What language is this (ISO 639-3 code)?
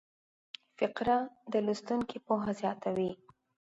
pus